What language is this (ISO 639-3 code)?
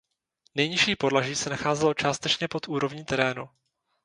ces